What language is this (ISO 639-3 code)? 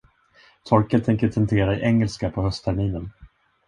swe